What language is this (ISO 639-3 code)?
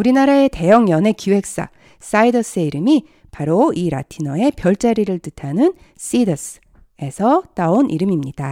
kor